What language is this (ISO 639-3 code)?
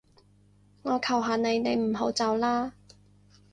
yue